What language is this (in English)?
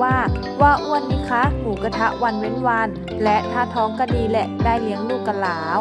Thai